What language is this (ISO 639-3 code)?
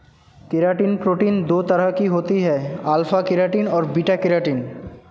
hin